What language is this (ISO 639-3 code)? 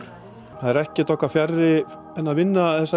isl